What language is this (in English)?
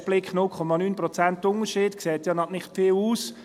Swiss German